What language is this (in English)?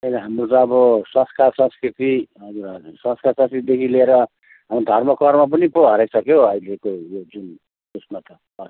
Nepali